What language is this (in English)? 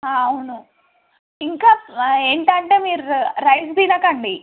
Telugu